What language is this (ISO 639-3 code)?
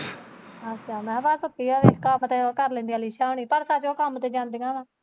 pan